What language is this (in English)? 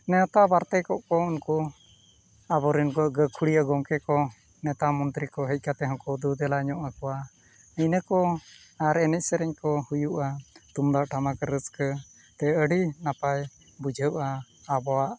Santali